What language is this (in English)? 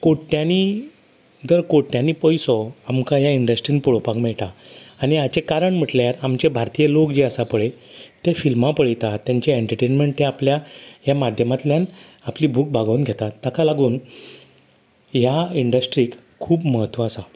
Konkani